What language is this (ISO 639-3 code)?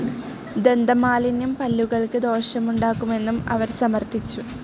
mal